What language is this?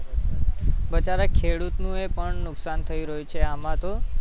Gujarati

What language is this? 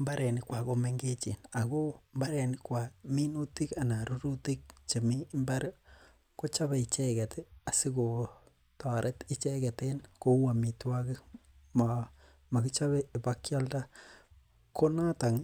Kalenjin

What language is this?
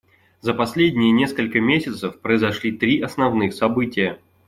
Russian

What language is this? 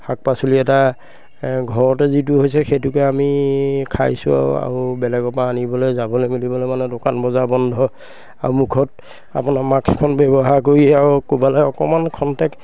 Assamese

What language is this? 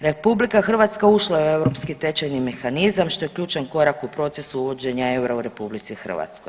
Croatian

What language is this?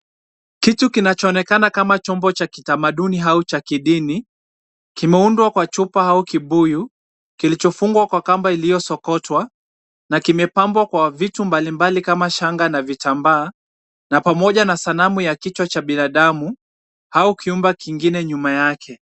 Swahili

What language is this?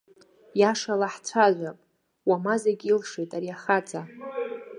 Abkhazian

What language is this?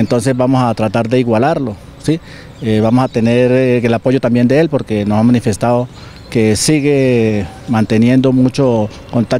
Spanish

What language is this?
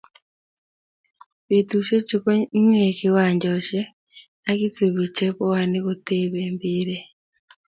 Kalenjin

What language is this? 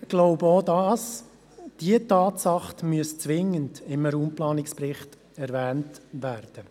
Swiss German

